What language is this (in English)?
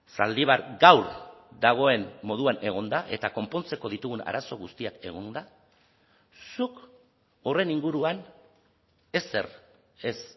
Basque